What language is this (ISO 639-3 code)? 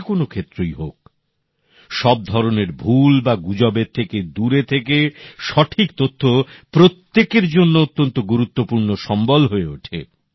ben